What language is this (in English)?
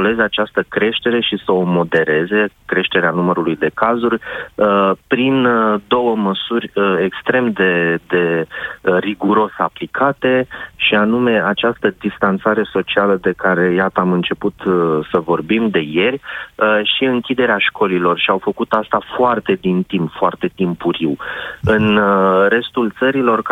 Romanian